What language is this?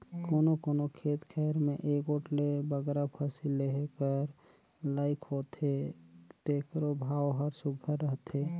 Chhattisgarhi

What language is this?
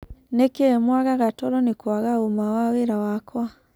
Kikuyu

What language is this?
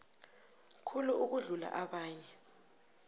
South Ndebele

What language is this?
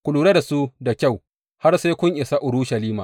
Hausa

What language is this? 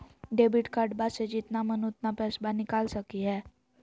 Magahi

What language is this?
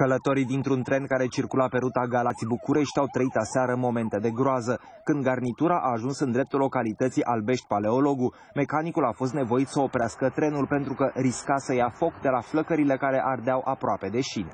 Romanian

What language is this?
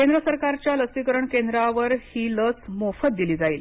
Marathi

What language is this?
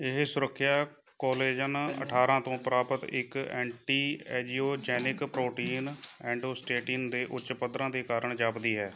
Punjabi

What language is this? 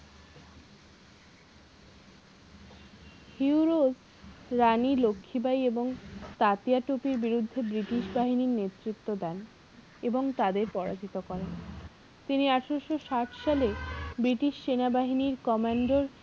Bangla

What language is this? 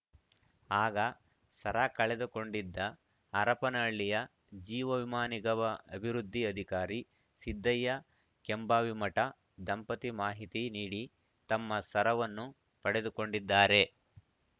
Kannada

